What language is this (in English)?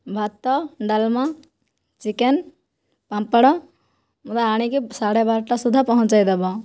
Odia